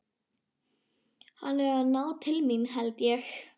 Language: Icelandic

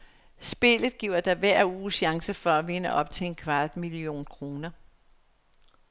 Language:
Danish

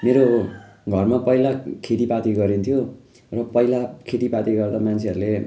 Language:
Nepali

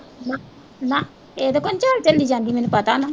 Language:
Punjabi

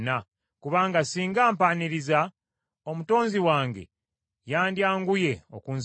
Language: Ganda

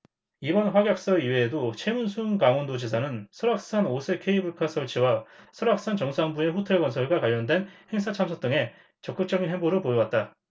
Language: Korean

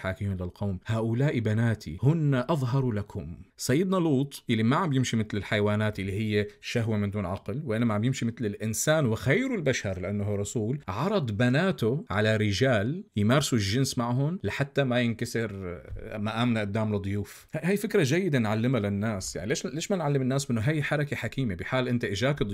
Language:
Arabic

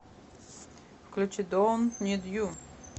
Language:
Russian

